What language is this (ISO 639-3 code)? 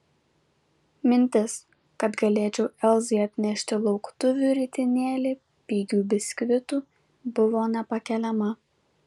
lit